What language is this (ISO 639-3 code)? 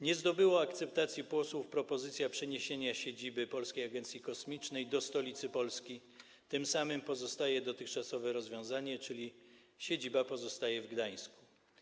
pol